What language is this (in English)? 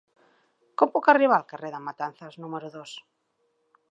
Catalan